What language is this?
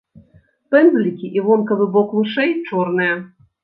Belarusian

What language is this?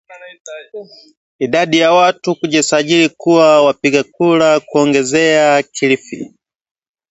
Swahili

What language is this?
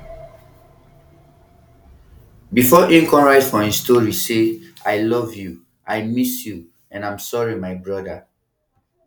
Nigerian Pidgin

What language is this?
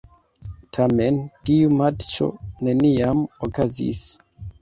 Esperanto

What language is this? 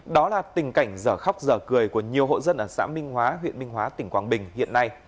Vietnamese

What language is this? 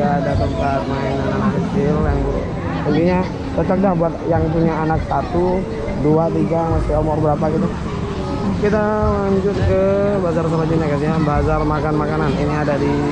Indonesian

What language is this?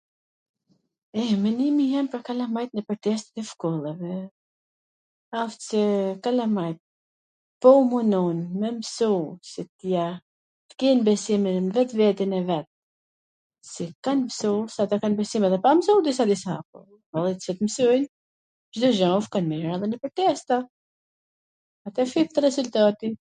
Gheg Albanian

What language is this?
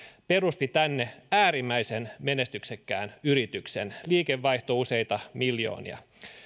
Finnish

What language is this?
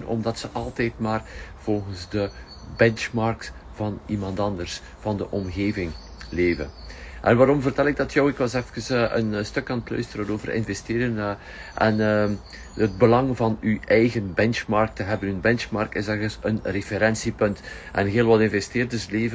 Dutch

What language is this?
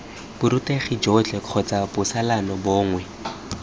Tswana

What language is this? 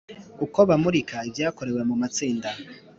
Kinyarwanda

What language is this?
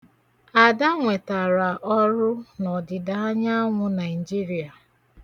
Igbo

